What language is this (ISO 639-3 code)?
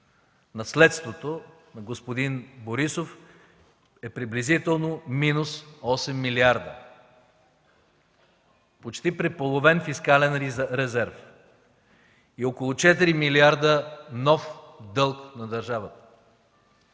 bul